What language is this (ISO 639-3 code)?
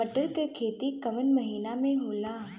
bho